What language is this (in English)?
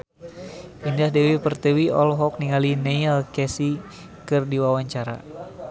Sundanese